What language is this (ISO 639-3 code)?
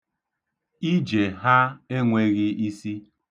ibo